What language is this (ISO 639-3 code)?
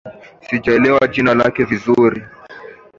swa